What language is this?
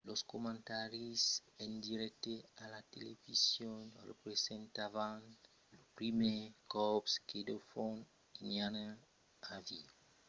Occitan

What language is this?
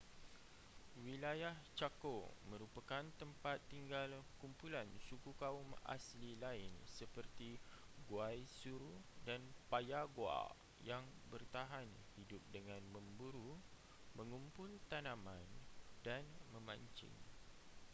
Malay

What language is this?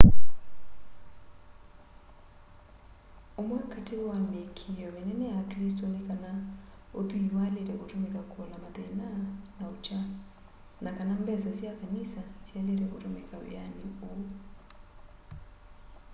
Kamba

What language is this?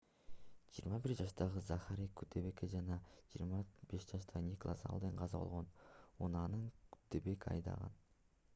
Kyrgyz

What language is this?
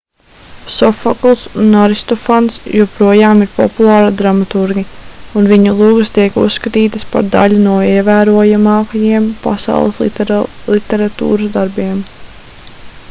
Latvian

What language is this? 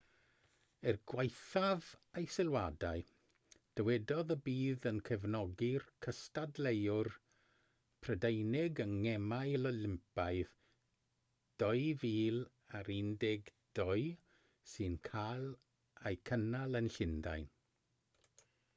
Welsh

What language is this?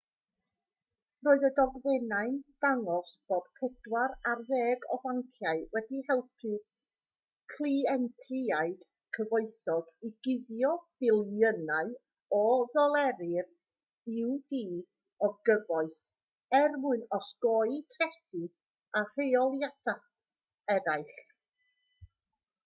Welsh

